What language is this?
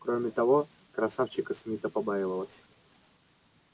Russian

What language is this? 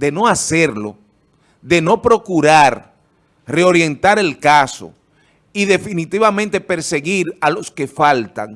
Spanish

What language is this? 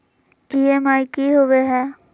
Magahi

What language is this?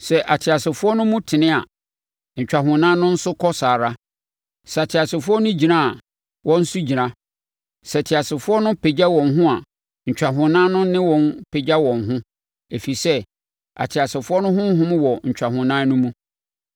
Akan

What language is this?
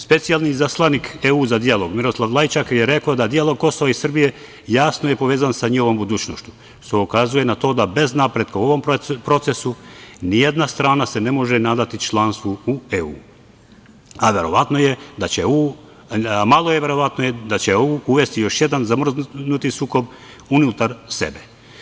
Serbian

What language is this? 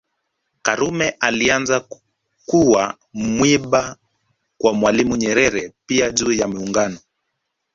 Swahili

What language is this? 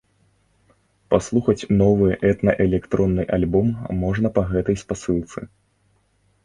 Belarusian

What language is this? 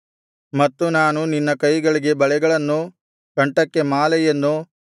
Kannada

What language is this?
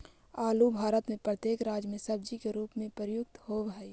Magahi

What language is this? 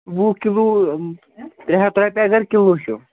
Kashmiri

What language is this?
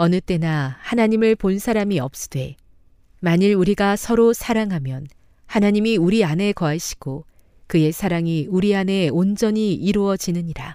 Korean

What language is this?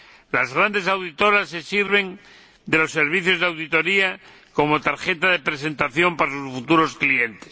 Spanish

